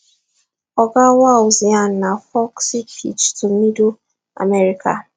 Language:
Nigerian Pidgin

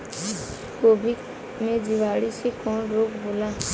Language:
Bhojpuri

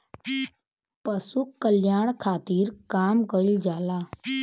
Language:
Bhojpuri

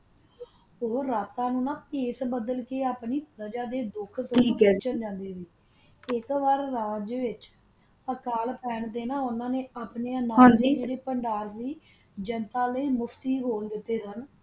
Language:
Punjabi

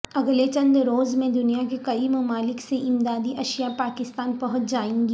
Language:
Urdu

